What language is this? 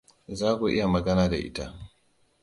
Hausa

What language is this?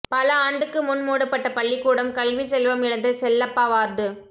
Tamil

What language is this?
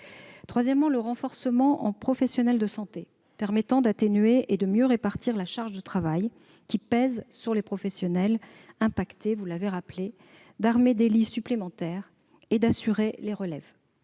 French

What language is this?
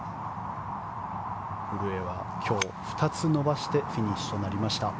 Japanese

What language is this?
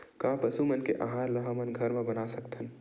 Chhattisgarhi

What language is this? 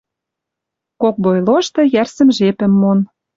Western Mari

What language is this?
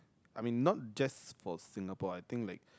English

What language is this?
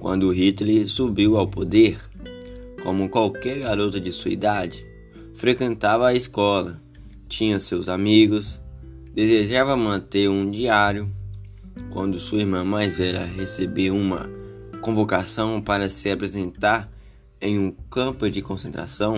Portuguese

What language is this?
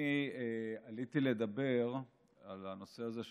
Hebrew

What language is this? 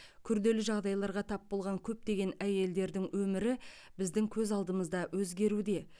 Kazakh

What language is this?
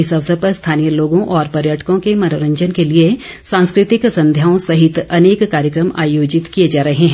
Hindi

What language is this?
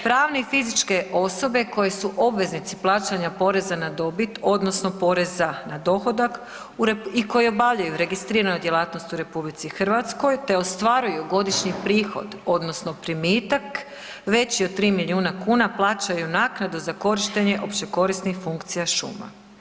Croatian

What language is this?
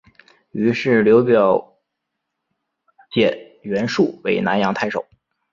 Chinese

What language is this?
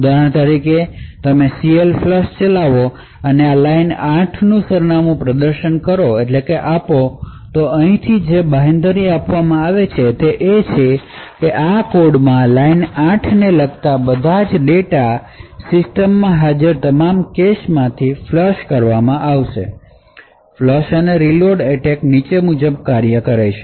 Gujarati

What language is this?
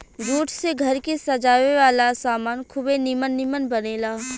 Bhojpuri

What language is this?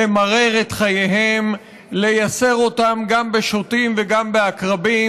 Hebrew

